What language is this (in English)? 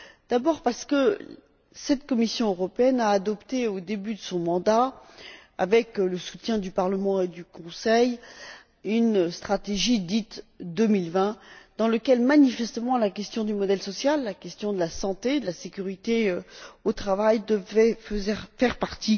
French